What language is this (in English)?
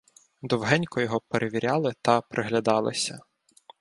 Ukrainian